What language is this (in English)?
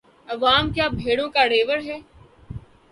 Urdu